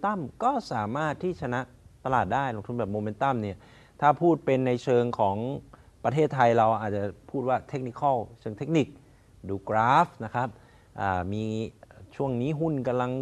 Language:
Thai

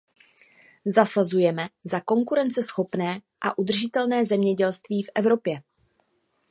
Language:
Czech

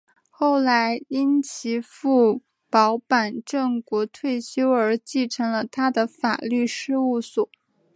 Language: Chinese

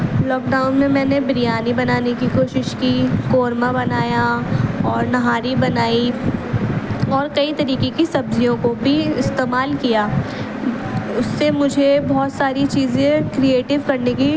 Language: Urdu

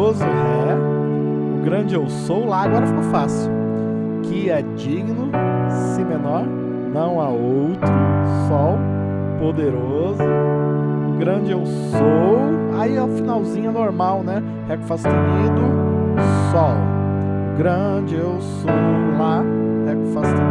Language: Portuguese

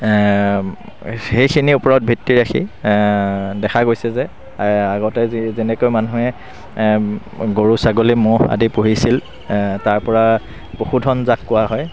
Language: Assamese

